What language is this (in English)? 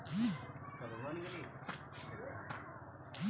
Bhojpuri